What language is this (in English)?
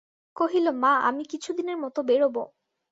Bangla